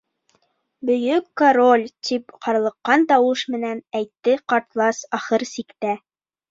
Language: Bashkir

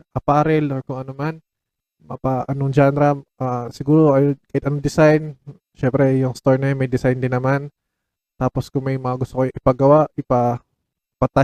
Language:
Filipino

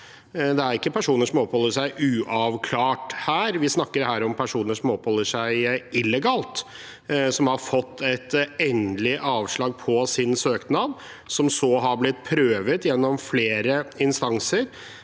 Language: Norwegian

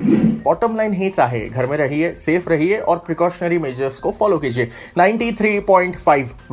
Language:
Hindi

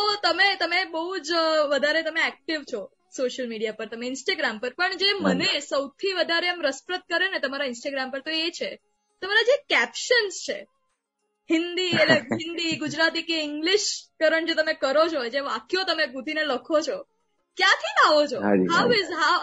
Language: Gujarati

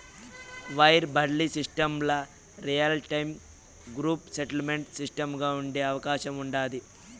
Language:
Telugu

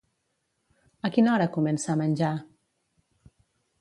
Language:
Catalan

